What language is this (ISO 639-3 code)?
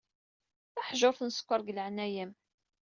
kab